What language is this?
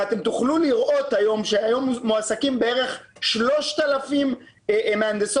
Hebrew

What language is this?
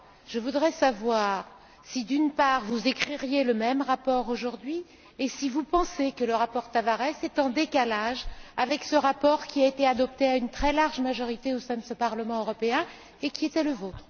French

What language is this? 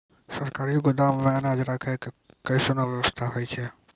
Maithili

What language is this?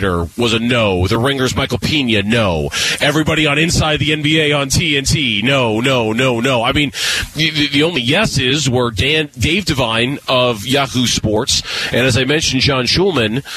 English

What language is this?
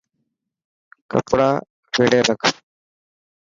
Dhatki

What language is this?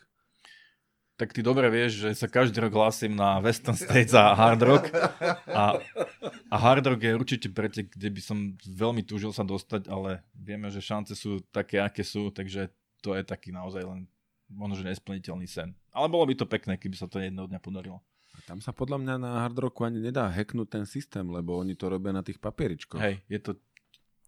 Slovak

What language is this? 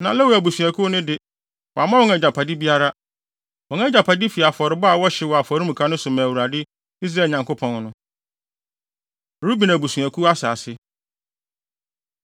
Akan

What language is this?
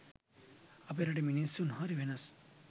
Sinhala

